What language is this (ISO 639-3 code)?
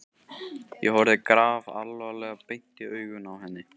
isl